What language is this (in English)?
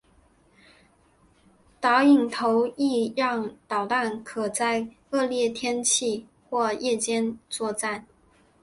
Chinese